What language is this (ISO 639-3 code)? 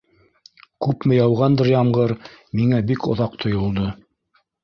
bak